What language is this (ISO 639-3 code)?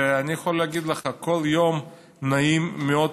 heb